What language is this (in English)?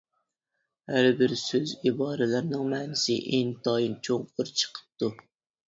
Uyghur